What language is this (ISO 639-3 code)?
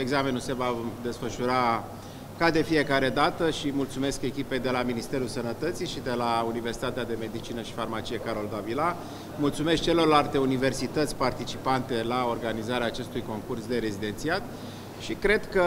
ron